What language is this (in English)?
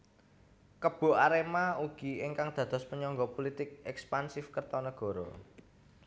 Javanese